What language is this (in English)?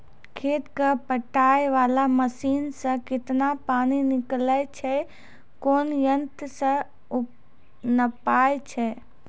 Maithili